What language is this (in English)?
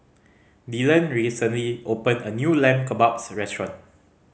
English